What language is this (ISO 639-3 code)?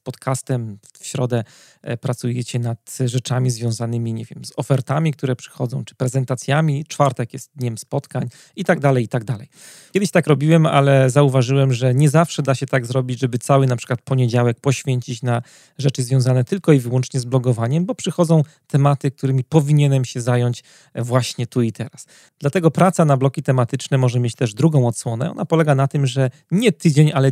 pol